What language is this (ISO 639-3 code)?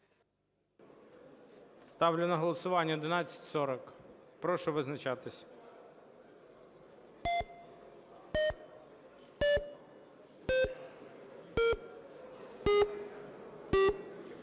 ukr